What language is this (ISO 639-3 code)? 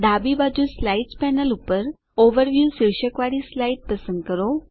guj